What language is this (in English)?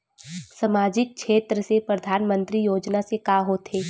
Chhattisgarhi